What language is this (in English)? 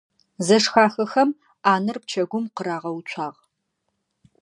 Adyghe